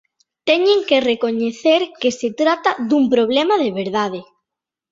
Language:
Galician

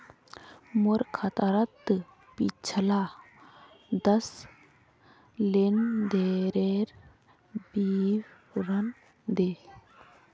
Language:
Magahi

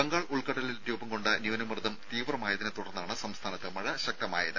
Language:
Malayalam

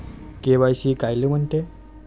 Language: Marathi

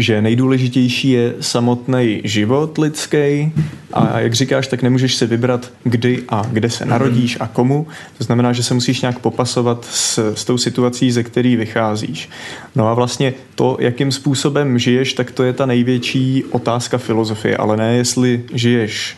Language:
Czech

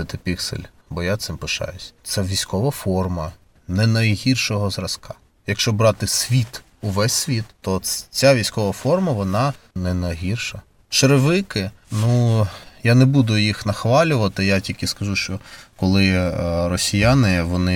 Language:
Ukrainian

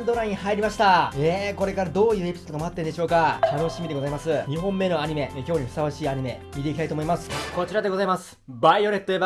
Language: Japanese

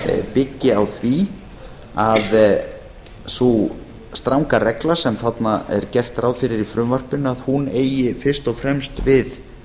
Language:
Icelandic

